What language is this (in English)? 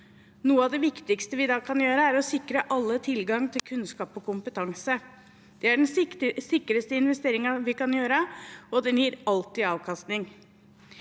Norwegian